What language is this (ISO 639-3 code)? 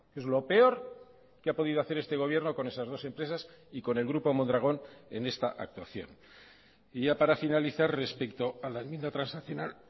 spa